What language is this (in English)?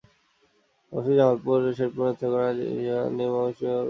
Bangla